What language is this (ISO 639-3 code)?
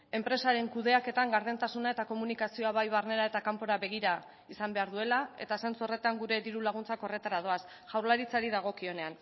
eus